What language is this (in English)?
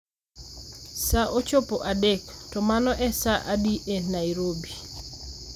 Luo (Kenya and Tanzania)